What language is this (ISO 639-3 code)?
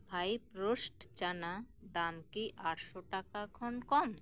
sat